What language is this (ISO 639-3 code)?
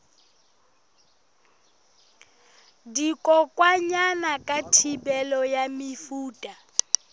sot